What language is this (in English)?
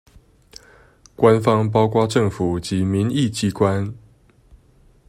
Chinese